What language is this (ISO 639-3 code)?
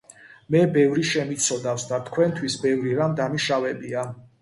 kat